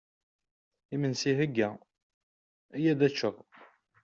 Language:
Kabyle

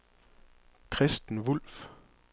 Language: Danish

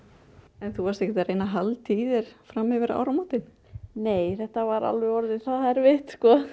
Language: Icelandic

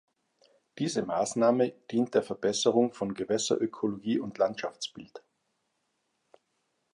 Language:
German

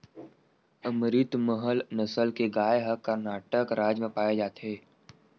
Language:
Chhattisgarhi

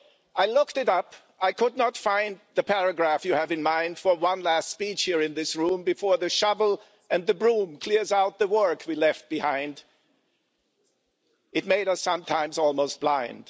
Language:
English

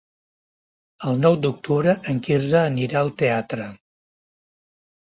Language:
Catalan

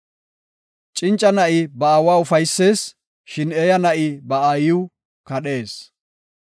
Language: Gofa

